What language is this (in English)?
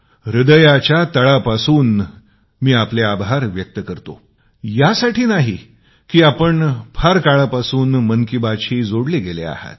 Marathi